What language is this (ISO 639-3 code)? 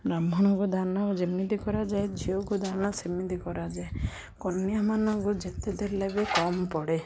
ori